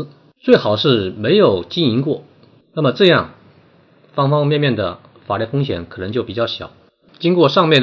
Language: Chinese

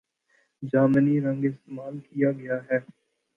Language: Urdu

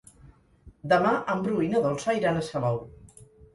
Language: Catalan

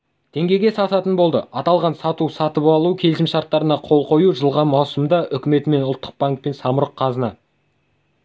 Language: Kazakh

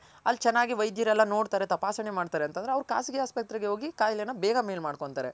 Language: Kannada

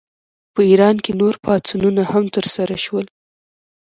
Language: Pashto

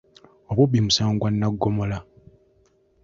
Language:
Ganda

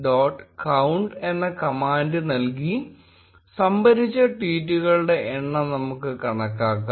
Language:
Malayalam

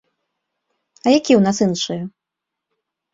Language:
Belarusian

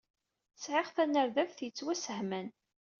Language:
Kabyle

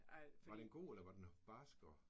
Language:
Danish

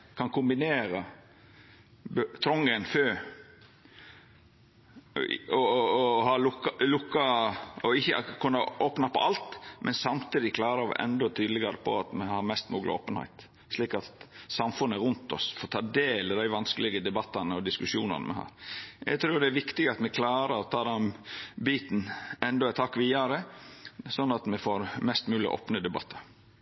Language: Norwegian Nynorsk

